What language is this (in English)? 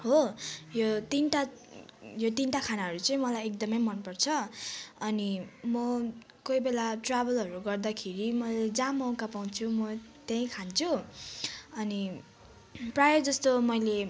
Nepali